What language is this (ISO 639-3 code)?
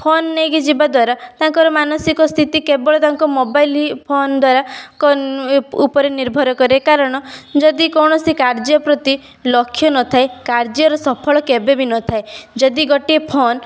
ori